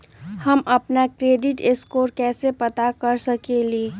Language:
Magahi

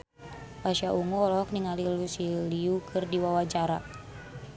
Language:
Sundanese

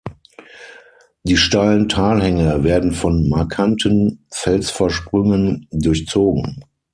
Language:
German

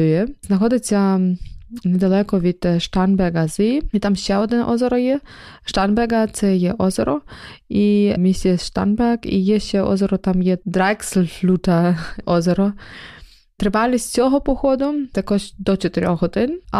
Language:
Ukrainian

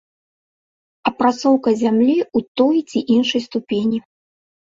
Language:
Belarusian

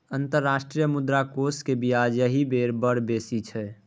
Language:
Maithili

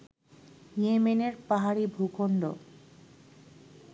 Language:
Bangla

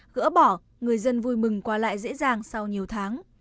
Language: Vietnamese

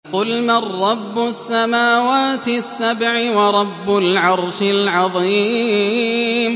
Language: Arabic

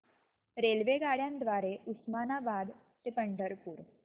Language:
Marathi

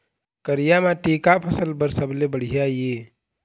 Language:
Chhattisgarhi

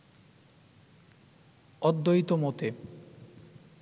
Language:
Bangla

